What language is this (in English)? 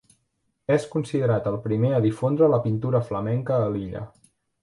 Catalan